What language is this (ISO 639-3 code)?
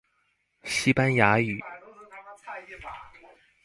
zho